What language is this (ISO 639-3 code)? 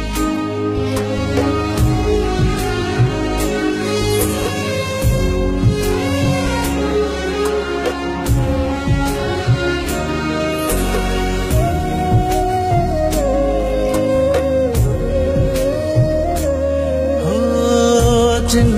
ara